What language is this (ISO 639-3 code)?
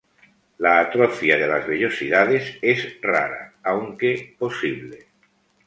spa